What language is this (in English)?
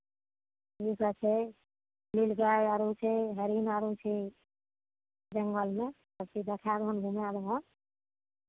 Maithili